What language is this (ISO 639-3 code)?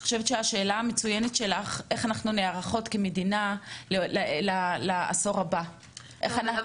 heb